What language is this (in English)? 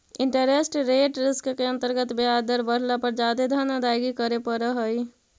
Magahi